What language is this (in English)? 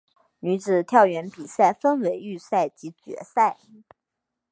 Chinese